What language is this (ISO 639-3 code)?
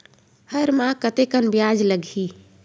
hne